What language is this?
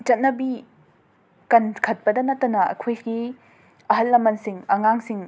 Manipuri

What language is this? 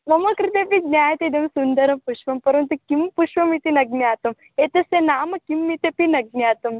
Sanskrit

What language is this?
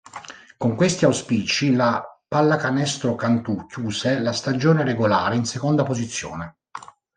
Italian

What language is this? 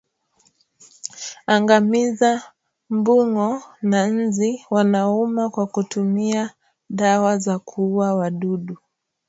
Swahili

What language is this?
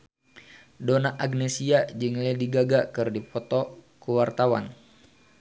Sundanese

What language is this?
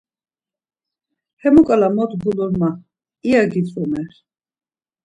Laz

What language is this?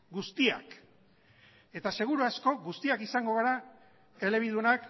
Basque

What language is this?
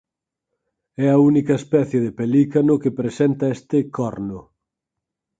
Galician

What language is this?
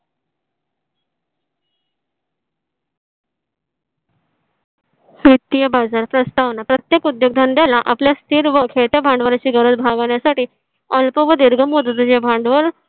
Marathi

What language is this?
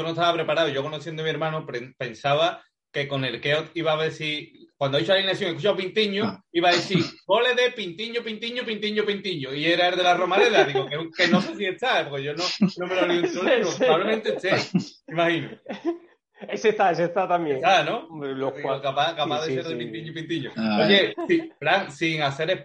Spanish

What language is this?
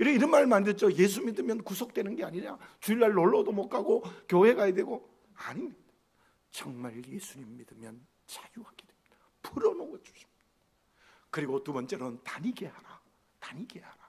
Korean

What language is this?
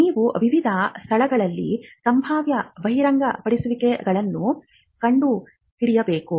Kannada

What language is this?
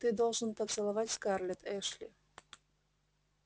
Russian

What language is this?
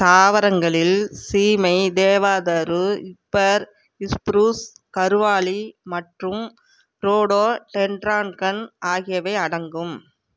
Tamil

